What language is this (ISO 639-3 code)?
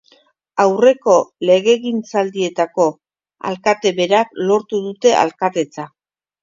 eus